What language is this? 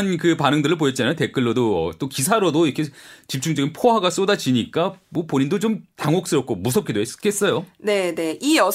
Korean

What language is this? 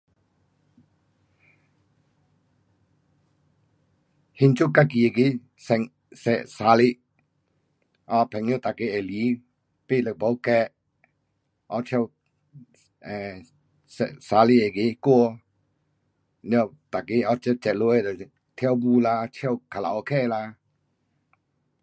Pu-Xian Chinese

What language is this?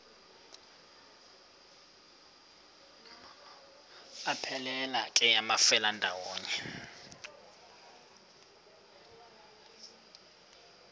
Xhosa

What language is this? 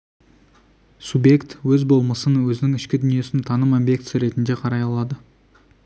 Kazakh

